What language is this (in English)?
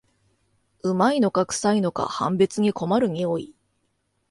Japanese